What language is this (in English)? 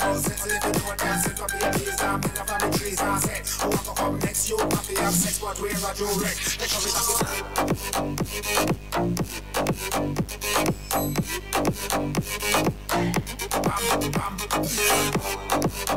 Turkish